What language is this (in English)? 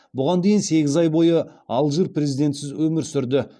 Kazakh